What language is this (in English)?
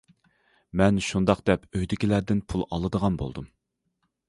Uyghur